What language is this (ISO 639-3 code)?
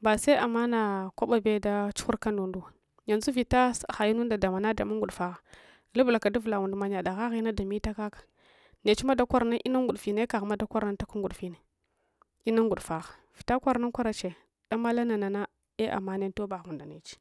hwo